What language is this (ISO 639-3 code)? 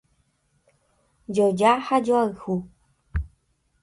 grn